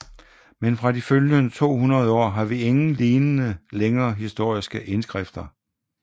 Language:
Danish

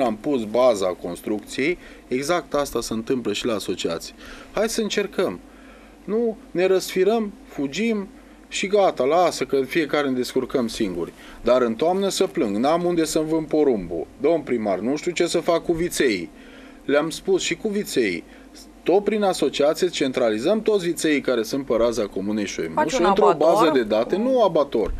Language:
Romanian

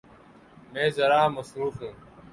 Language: Urdu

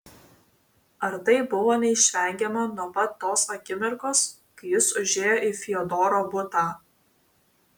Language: Lithuanian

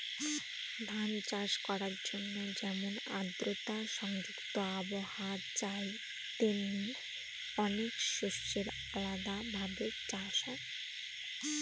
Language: Bangla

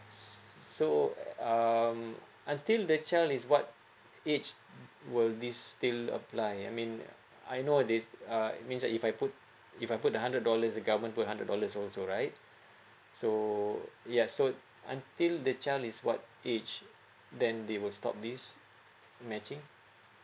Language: English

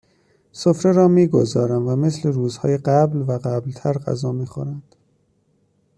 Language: Persian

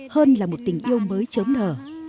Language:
Vietnamese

